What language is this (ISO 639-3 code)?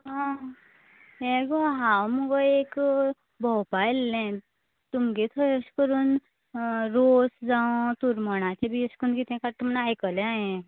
kok